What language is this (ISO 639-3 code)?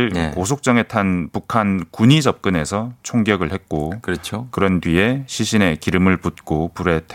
kor